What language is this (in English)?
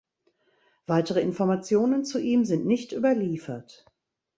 German